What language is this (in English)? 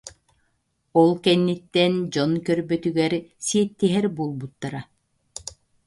Yakut